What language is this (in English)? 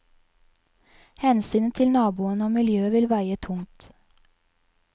Norwegian